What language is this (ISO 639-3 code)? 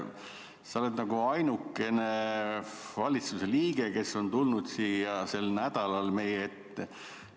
est